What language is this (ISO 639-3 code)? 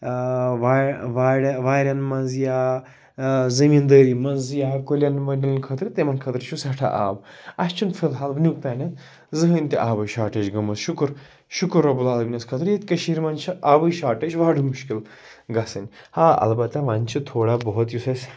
kas